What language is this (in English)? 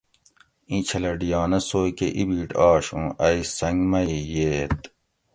Gawri